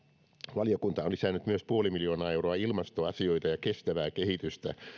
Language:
Finnish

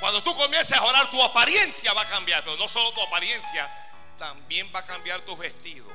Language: Spanish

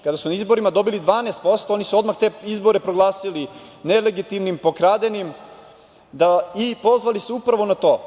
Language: Serbian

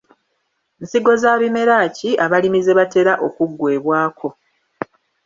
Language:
Ganda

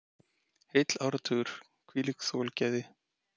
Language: Icelandic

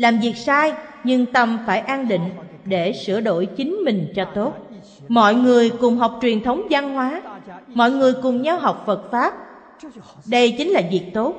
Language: Vietnamese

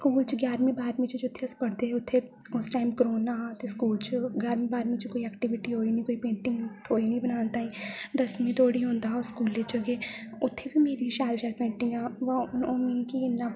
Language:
Dogri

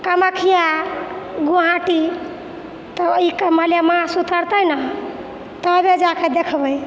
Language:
Maithili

